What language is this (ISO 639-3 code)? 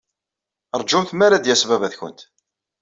kab